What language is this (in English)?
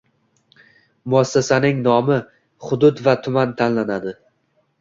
Uzbek